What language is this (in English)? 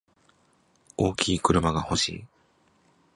Japanese